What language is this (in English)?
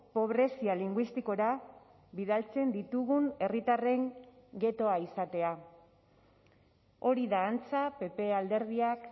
Basque